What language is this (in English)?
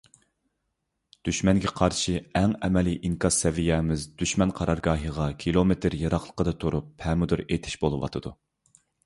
Uyghur